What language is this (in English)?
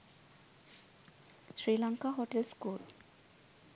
Sinhala